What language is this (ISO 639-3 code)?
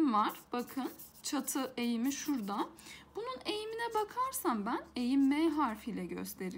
tur